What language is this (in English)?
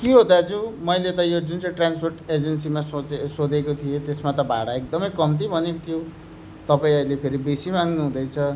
Nepali